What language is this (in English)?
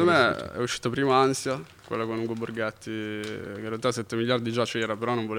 Italian